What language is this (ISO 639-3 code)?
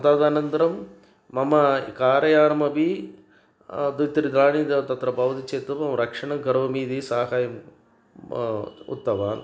san